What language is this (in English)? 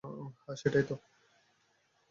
Bangla